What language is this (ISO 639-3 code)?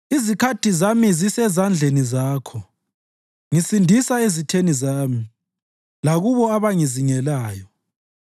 nde